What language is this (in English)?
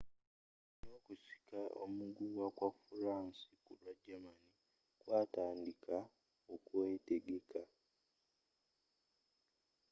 Ganda